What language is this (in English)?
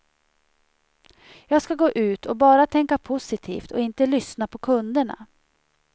Swedish